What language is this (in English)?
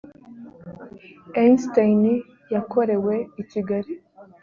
Kinyarwanda